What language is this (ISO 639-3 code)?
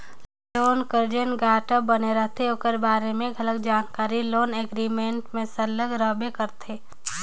hne